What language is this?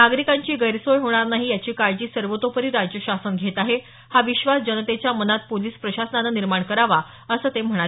Marathi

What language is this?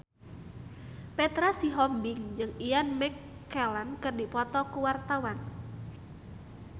Sundanese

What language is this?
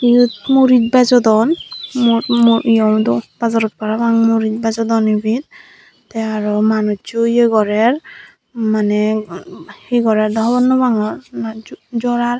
Chakma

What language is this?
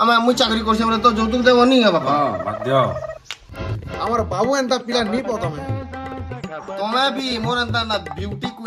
Indonesian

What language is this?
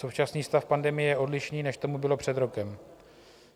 Czech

